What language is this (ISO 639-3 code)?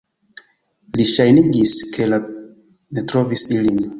epo